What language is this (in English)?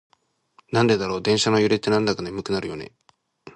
Japanese